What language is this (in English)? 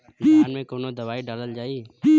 Bhojpuri